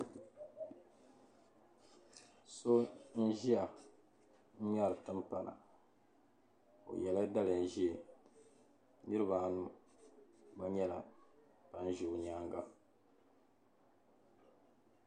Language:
Dagbani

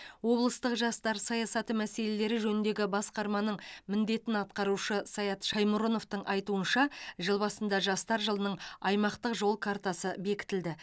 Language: Kazakh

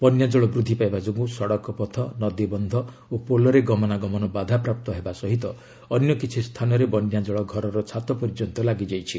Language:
Odia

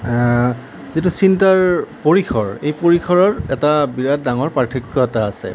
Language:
Assamese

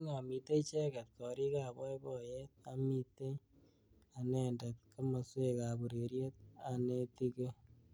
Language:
Kalenjin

